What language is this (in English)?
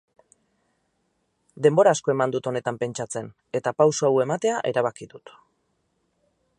Basque